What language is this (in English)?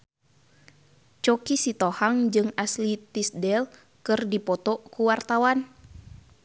Sundanese